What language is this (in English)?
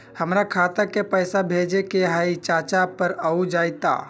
Magahi